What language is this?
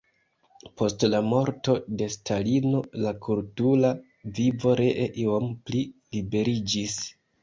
Esperanto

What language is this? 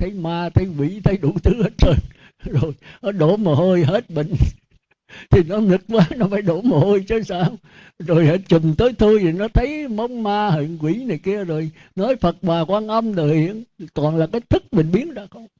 Vietnamese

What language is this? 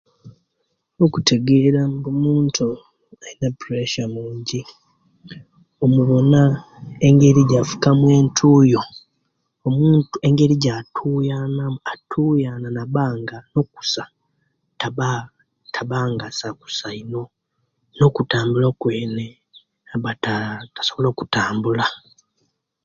Kenyi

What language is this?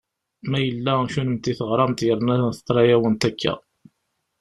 Kabyle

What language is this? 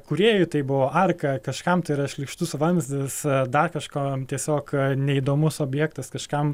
Lithuanian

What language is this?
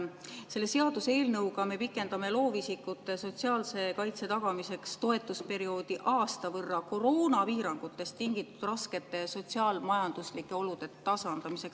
Estonian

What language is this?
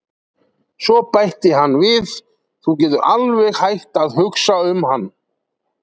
Icelandic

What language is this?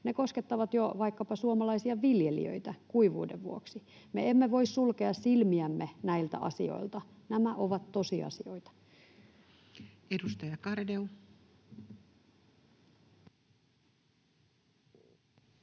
Finnish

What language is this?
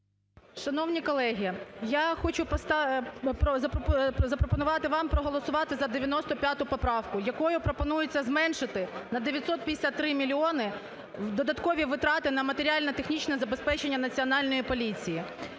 Ukrainian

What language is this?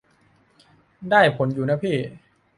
Thai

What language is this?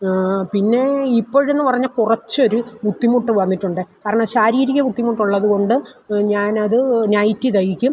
Malayalam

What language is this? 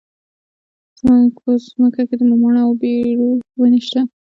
Pashto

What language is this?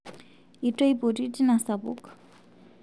Masai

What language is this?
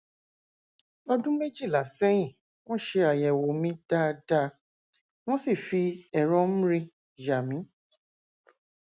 Yoruba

